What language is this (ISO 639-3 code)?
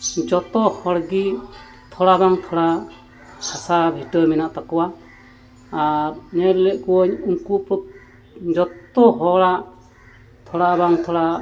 sat